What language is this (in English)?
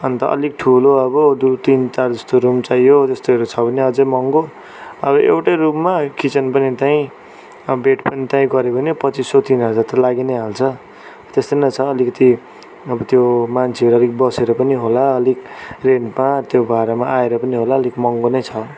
Nepali